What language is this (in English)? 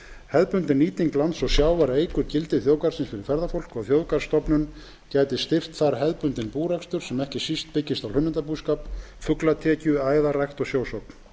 Icelandic